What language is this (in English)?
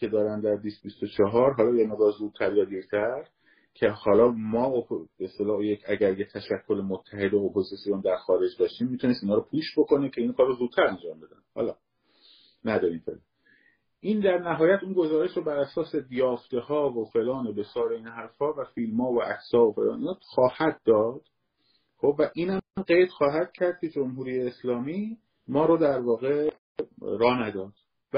Persian